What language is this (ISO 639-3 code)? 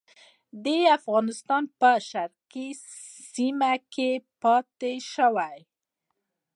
pus